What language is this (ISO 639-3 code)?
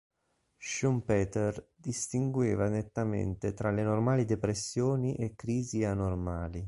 ita